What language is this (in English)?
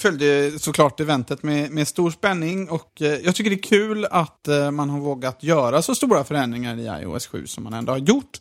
Swedish